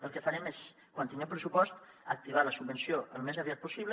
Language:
Catalan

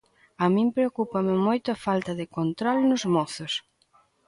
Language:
Galician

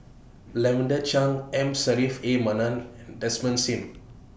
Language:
English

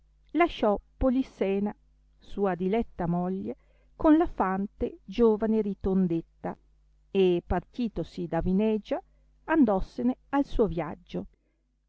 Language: Italian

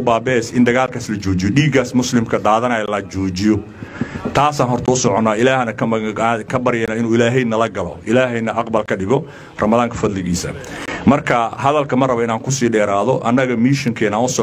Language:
Arabic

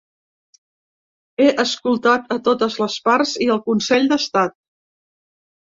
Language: Catalan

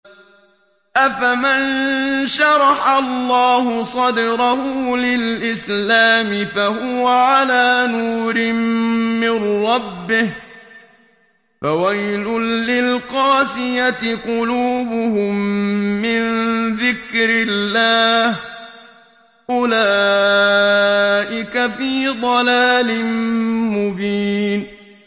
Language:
Arabic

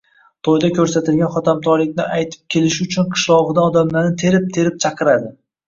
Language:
Uzbek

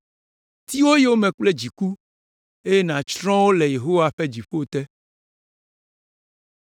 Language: Ewe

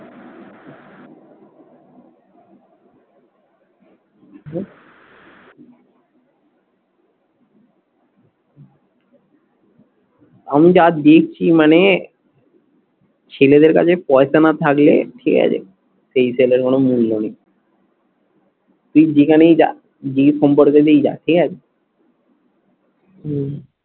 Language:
Bangla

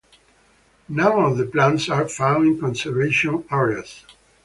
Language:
English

